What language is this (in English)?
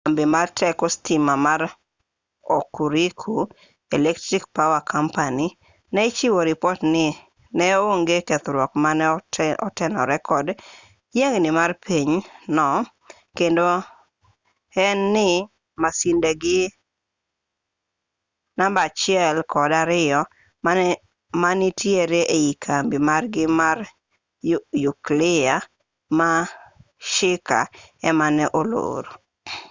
Luo (Kenya and Tanzania)